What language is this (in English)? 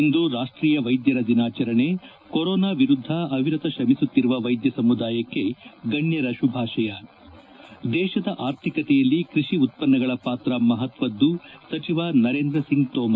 Kannada